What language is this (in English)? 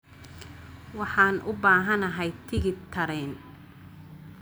Somali